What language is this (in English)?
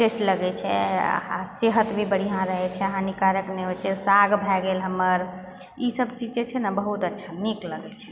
Maithili